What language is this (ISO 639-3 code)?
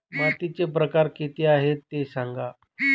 mar